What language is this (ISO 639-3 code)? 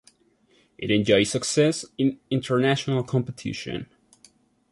eng